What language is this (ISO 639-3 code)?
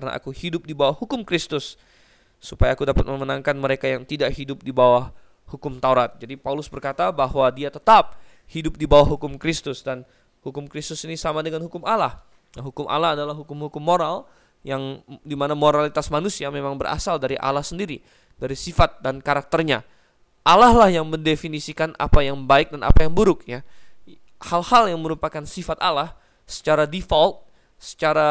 ind